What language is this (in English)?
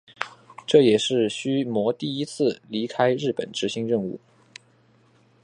Chinese